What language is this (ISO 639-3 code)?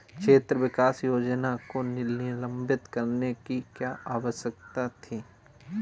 hin